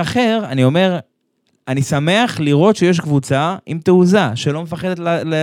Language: Hebrew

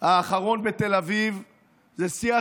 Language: Hebrew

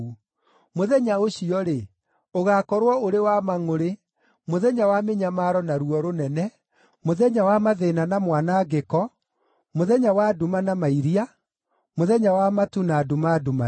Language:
Kikuyu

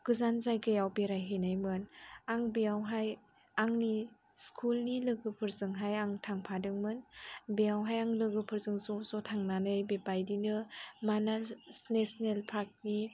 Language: Bodo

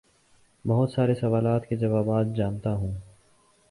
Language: Urdu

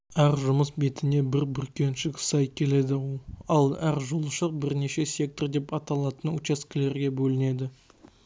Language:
Kazakh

